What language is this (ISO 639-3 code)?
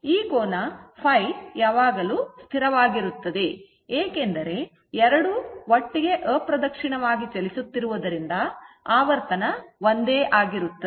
kan